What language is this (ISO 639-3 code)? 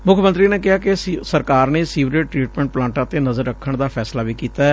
pan